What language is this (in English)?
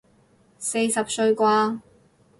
Cantonese